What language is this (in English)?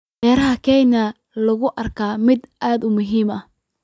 Somali